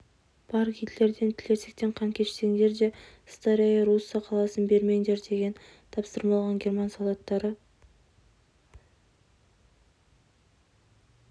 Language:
Kazakh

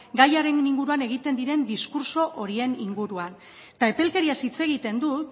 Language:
Basque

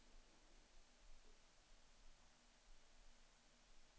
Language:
Swedish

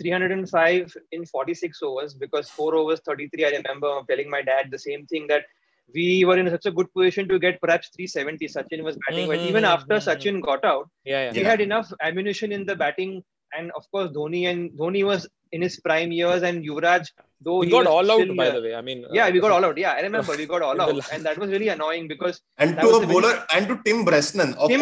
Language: English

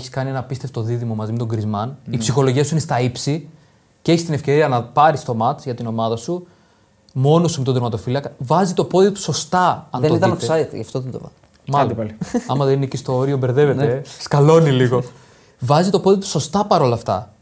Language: Greek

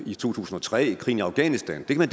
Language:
Danish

